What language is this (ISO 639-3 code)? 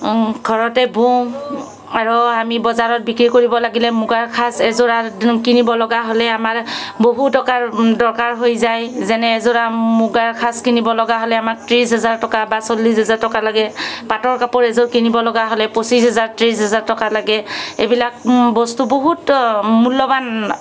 asm